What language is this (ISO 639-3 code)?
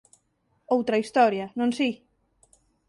glg